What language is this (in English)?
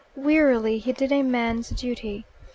English